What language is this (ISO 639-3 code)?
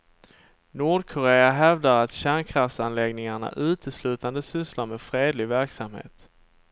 swe